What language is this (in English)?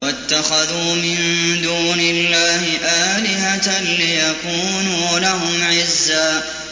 Arabic